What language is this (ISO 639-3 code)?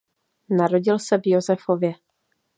ces